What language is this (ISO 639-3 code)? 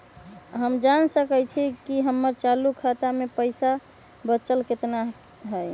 mag